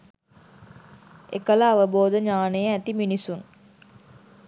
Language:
Sinhala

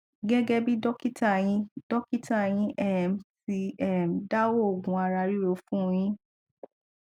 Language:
Yoruba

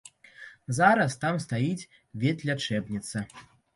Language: Belarusian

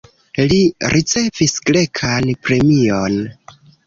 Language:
Esperanto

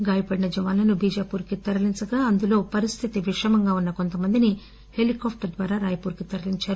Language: Telugu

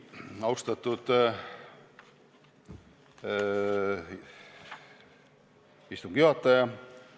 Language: Estonian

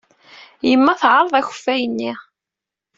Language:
Kabyle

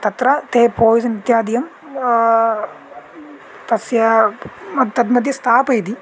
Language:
Sanskrit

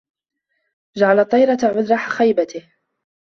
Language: Arabic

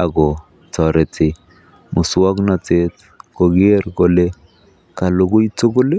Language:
Kalenjin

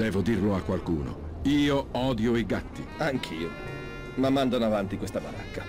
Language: Italian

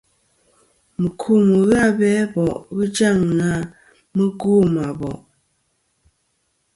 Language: Kom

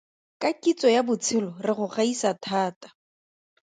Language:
Tswana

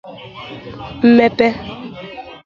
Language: Igbo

